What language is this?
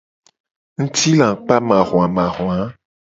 Gen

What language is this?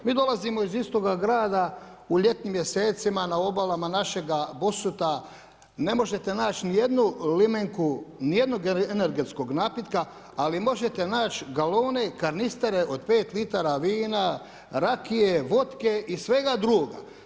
Croatian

